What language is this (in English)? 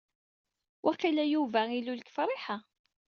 Kabyle